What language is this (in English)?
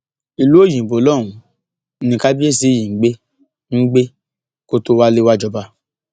Yoruba